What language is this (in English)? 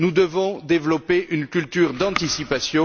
French